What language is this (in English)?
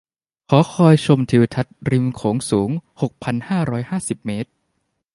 Thai